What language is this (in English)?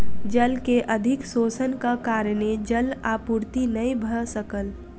Maithili